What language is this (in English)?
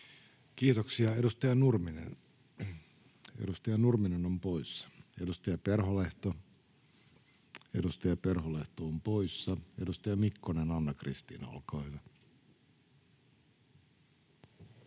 Finnish